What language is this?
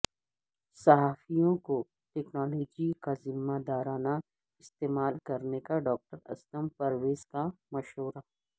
Urdu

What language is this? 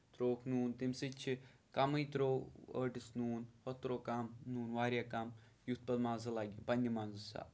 Kashmiri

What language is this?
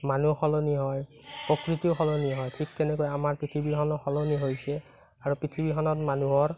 Assamese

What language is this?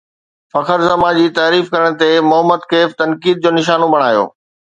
Sindhi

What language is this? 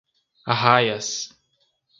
Portuguese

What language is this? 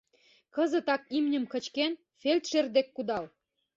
Mari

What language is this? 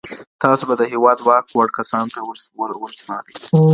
Pashto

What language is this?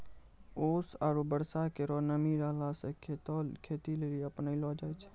Maithili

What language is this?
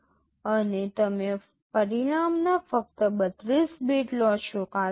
Gujarati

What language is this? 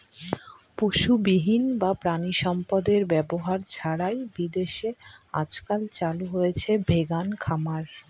Bangla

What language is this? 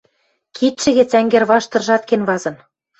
Western Mari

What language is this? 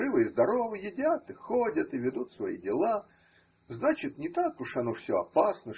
Russian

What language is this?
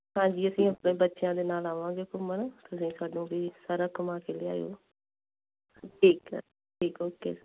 Punjabi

